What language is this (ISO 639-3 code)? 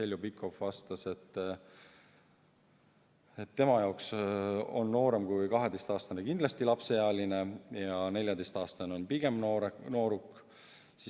est